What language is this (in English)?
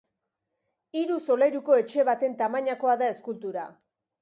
Basque